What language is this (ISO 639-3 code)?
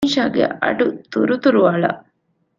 div